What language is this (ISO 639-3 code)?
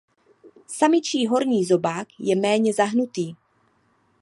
ces